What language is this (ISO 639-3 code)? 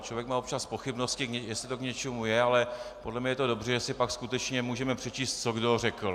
ces